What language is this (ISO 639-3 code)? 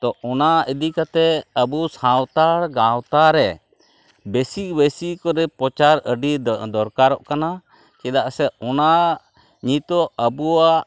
sat